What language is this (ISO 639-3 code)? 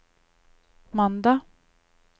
nor